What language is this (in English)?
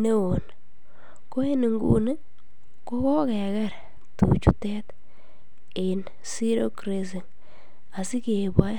Kalenjin